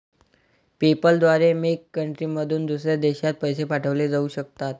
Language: Marathi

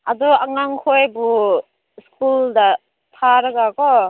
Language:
Manipuri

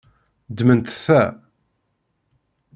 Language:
Kabyle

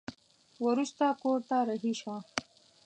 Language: Pashto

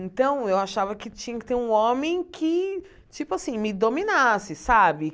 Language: Portuguese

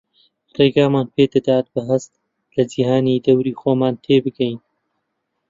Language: Central Kurdish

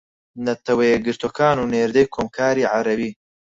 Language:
Central Kurdish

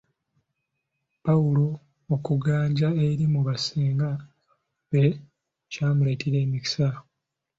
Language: Ganda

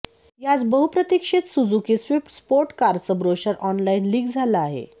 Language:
Marathi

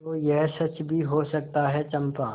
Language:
Hindi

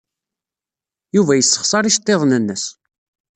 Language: Kabyle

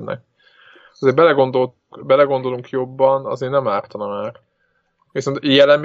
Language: Hungarian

